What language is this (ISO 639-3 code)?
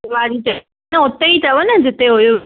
snd